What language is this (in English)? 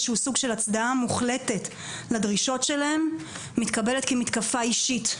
Hebrew